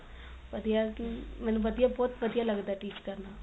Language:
Punjabi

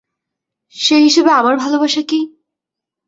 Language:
Bangla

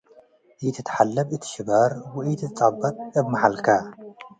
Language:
Tigre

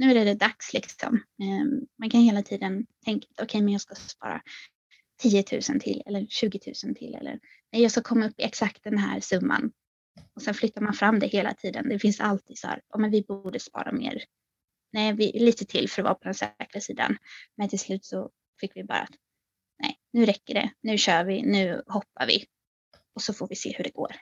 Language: Swedish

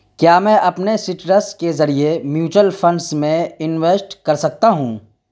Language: Urdu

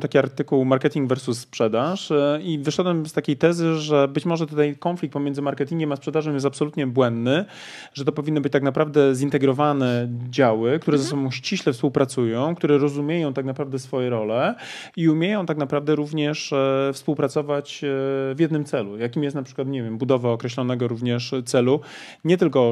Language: Polish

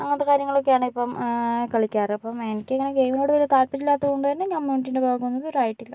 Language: Malayalam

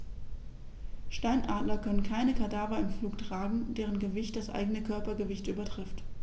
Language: German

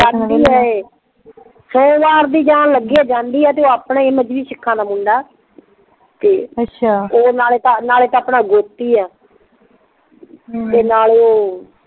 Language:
Punjabi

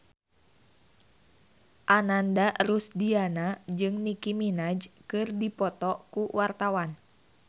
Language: Sundanese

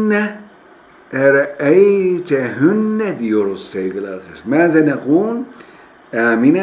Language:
Turkish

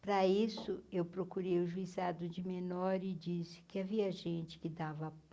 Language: Portuguese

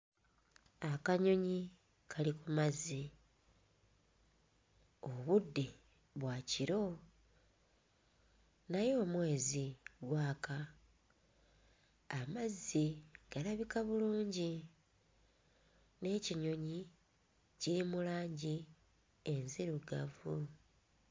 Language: Ganda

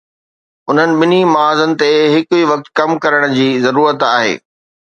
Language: Sindhi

